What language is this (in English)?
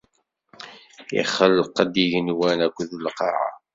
Kabyle